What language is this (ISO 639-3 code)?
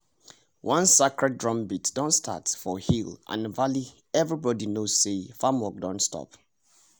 pcm